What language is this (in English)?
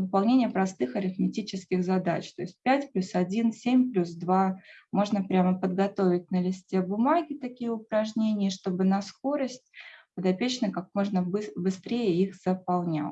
Russian